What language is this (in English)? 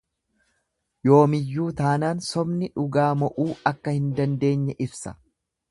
Oromo